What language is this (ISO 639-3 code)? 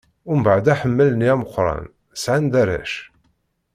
kab